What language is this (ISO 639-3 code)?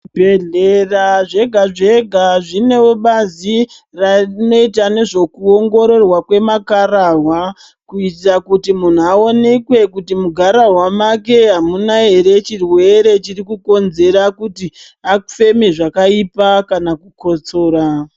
ndc